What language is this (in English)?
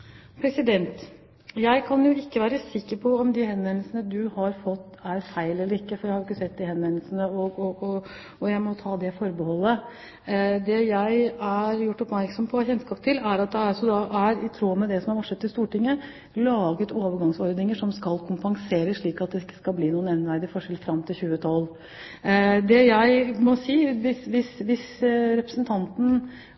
Norwegian